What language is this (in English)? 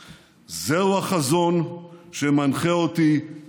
Hebrew